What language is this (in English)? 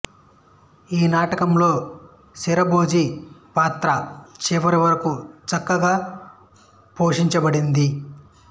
Telugu